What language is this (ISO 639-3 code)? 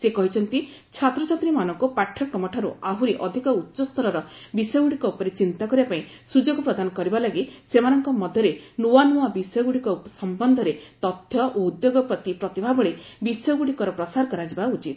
ori